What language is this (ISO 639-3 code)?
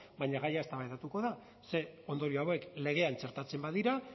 eus